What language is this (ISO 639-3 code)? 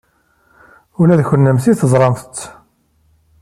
kab